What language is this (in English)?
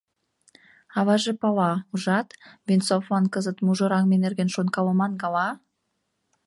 Mari